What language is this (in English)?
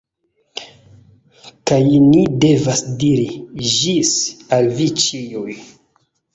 Esperanto